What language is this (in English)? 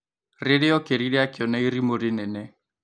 Kikuyu